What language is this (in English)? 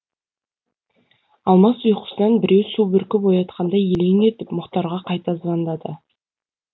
Kazakh